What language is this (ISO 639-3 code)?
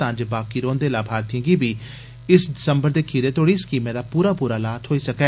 doi